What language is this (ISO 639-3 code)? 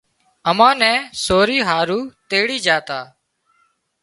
kxp